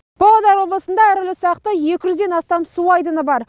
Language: Kazakh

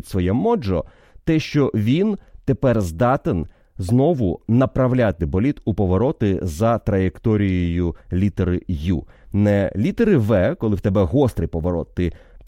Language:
Ukrainian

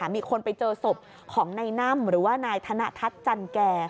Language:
Thai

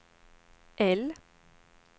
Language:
Swedish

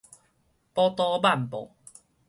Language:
Min Nan Chinese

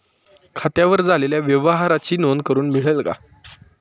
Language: Marathi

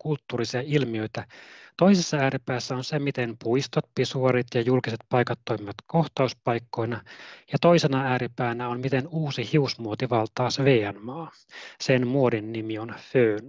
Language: Finnish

